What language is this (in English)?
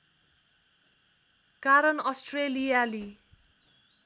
Nepali